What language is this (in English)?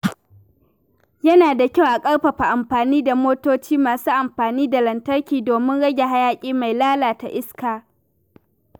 Hausa